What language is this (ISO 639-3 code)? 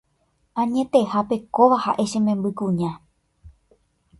grn